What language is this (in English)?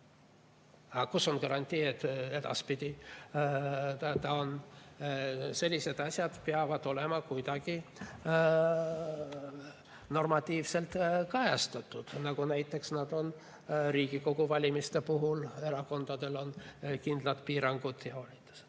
Estonian